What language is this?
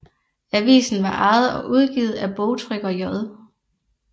Danish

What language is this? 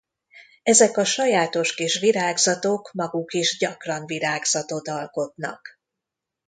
Hungarian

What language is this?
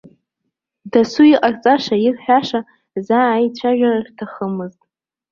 Abkhazian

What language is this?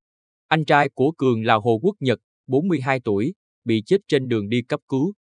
Vietnamese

